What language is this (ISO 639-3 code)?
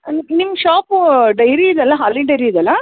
kan